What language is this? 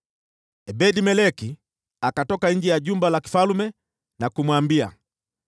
Swahili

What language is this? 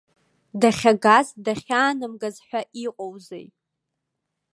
Abkhazian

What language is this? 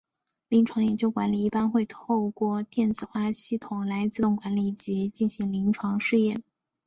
Chinese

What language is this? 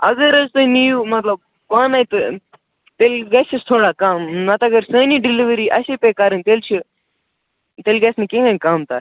Kashmiri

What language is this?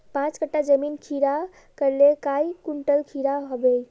Magahi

